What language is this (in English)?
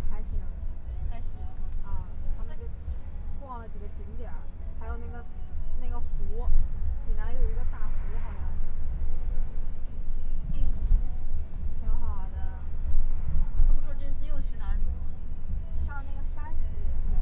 Chinese